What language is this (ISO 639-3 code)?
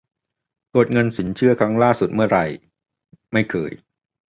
tha